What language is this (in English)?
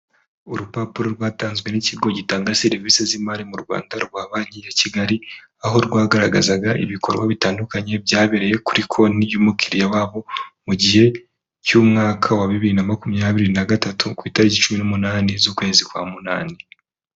Kinyarwanda